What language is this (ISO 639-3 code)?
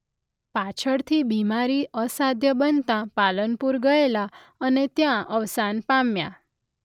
guj